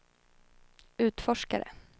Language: Swedish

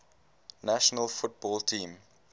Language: English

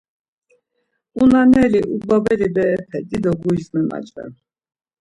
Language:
Laz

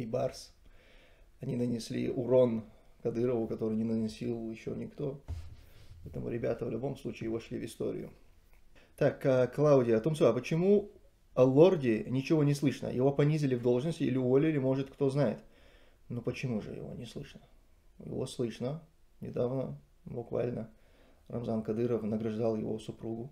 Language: Russian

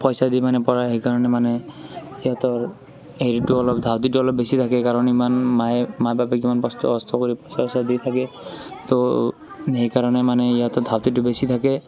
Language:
Assamese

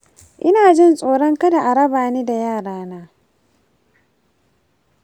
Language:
Hausa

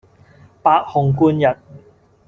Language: Cantonese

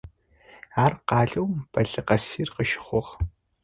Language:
Adyghe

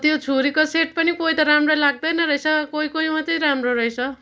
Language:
Nepali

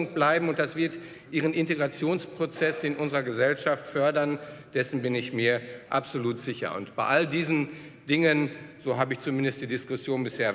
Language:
German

